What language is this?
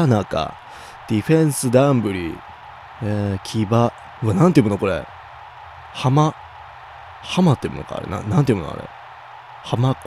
Japanese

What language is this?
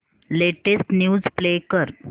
Marathi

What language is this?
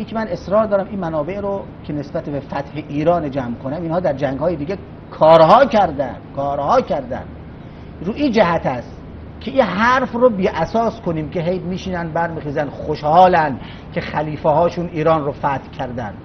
Persian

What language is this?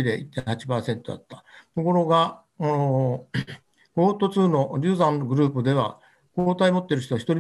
Japanese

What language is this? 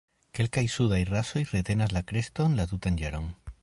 Esperanto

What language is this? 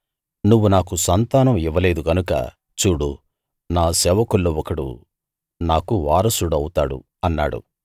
Telugu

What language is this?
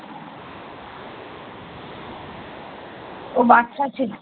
Bangla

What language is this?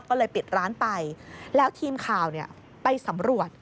Thai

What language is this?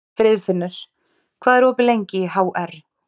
Icelandic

